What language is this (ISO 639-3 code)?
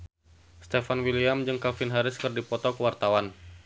sun